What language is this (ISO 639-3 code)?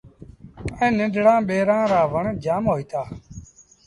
sbn